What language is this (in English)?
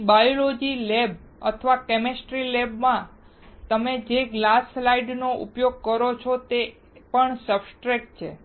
Gujarati